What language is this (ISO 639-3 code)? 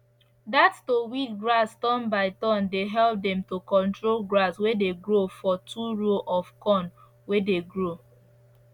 pcm